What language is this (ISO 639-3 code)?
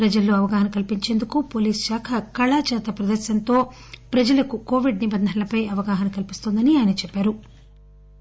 tel